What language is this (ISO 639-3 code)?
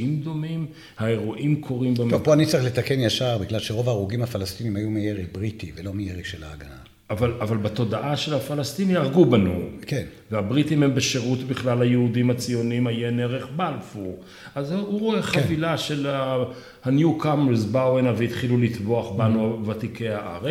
heb